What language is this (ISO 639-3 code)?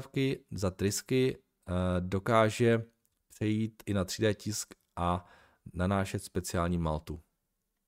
ces